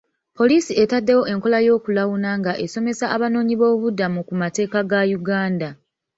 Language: Ganda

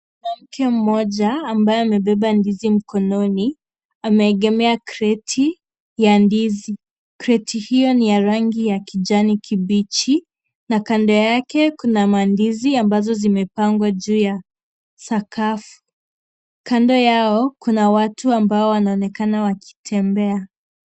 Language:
Swahili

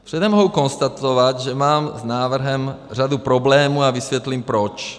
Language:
Czech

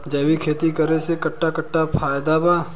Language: Bhojpuri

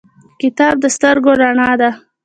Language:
Pashto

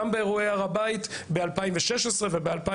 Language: Hebrew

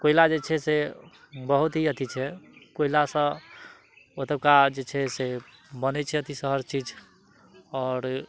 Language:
Maithili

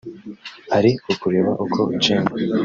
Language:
Kinyarwanda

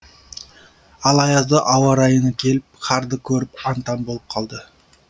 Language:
Kazakh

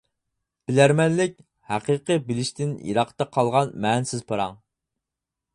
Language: Uyghur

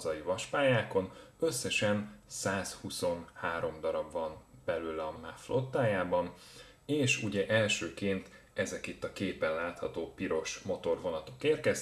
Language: Hungarian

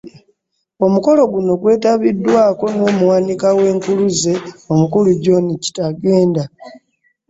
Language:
Ganda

